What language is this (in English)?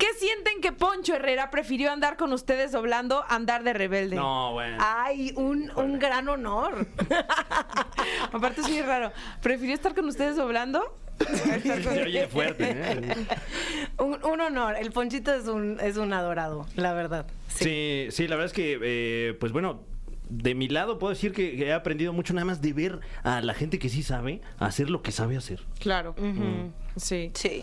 Spanish